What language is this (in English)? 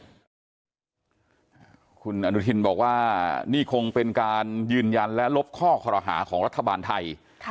Thai